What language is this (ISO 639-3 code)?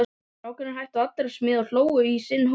isl